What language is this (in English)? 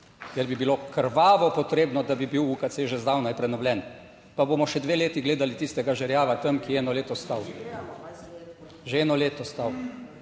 Slovenian